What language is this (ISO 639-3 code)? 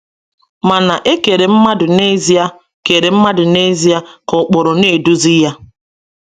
ibo